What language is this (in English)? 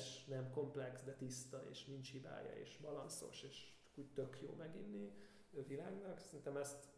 Hungarian